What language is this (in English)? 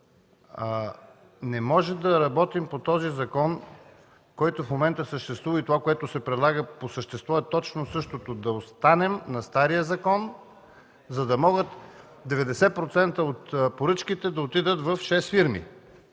Bulgarian